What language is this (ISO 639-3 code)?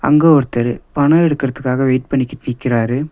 tam